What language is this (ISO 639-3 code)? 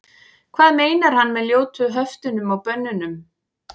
isl